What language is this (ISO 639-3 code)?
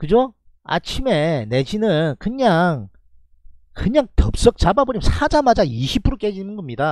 kor